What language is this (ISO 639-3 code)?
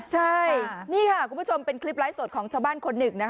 tha